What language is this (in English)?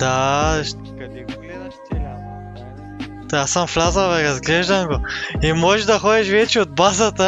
Bulgarian